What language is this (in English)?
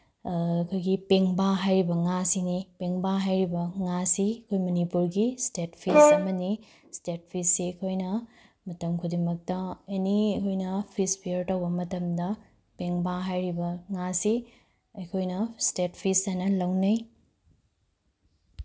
Manipuri